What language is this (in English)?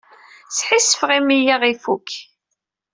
Kabyle